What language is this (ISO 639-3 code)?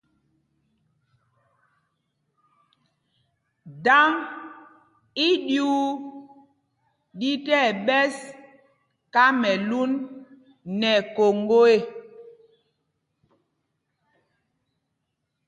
mgg